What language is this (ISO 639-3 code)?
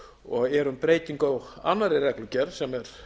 isl